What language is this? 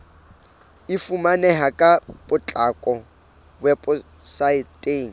Southern Sotho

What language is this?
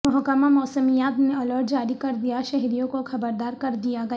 Urdu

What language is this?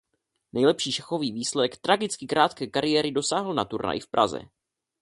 Czech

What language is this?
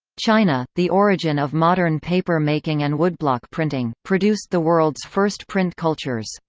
English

